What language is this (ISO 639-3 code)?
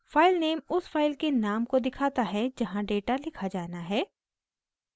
hin